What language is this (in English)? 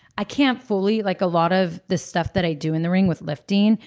English